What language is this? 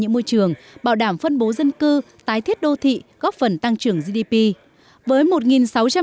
Vietnamese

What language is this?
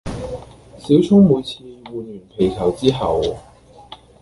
Cantonese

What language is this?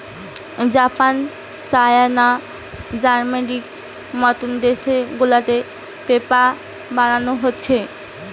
Bangla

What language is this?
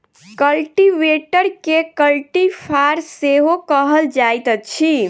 Maithili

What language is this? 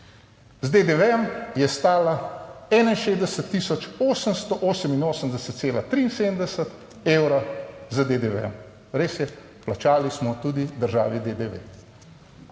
Slovenian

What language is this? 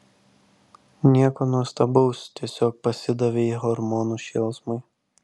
Lithuanian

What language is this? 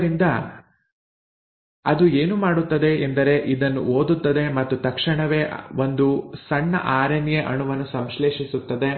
Kannada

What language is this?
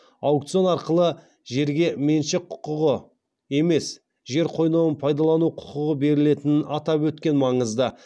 Kazakh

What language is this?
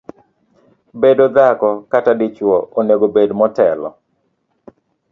Luo (Kenya and Tanzania)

